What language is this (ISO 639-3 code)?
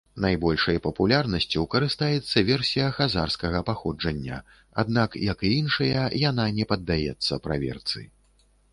bel